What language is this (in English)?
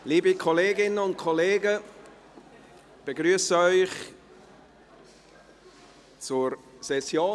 Swiss German